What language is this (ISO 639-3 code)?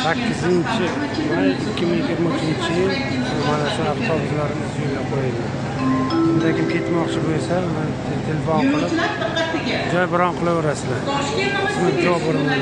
tur